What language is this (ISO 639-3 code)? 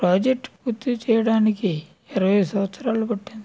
tel